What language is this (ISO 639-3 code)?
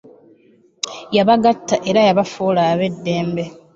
lug